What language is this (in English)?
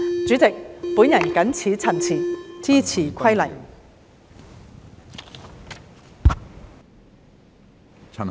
Cantonese